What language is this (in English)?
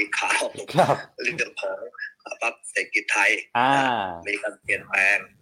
Thai